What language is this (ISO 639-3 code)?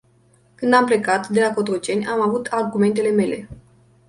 ron